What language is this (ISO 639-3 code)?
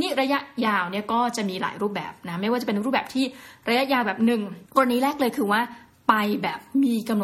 tha